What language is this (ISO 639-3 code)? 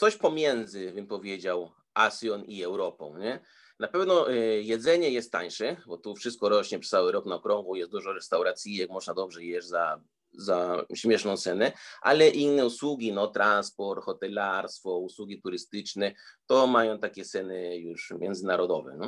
pol